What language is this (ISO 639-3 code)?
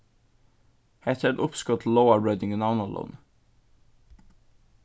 fao